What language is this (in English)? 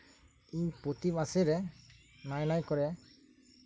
Santali